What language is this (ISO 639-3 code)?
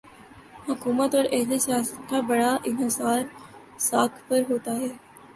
urd